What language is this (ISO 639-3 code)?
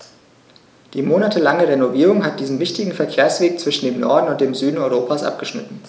deu